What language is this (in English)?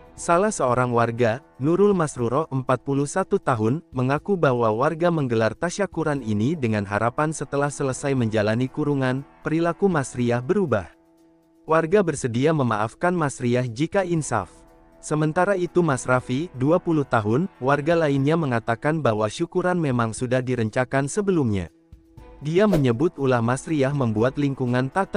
Indonesian